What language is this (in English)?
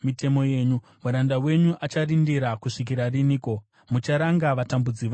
Shona